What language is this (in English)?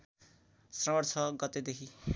Nepali